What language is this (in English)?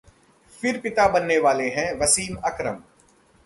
Hindi